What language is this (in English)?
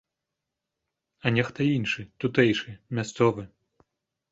Belarusian